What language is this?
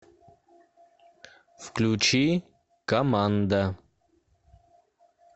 Russian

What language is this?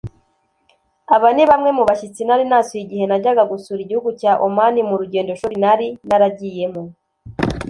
Kinyarwanda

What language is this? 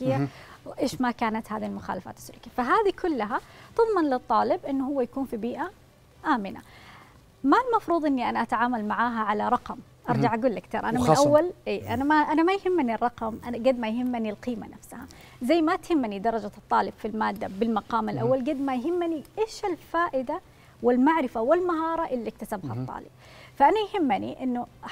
Arabic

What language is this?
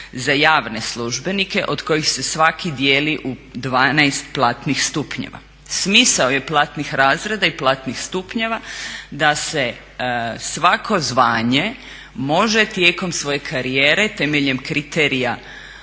Croatian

